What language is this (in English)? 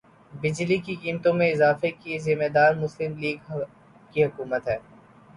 Urdu